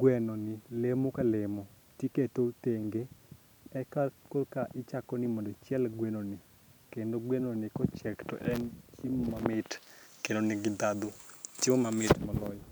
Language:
Luo (Kenya and Tanzania)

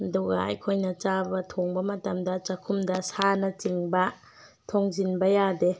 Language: Manipuri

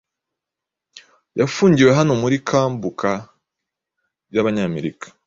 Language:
Kinyarwanda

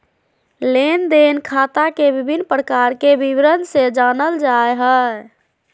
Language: Magahi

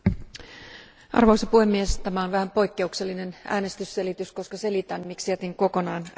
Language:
Finnish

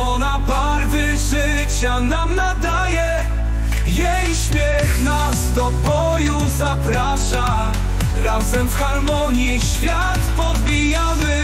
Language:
Polish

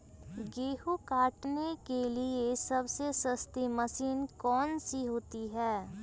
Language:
Magahi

